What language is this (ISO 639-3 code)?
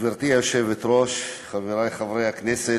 heb